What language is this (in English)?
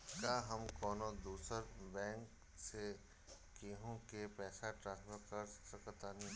Bhojpuri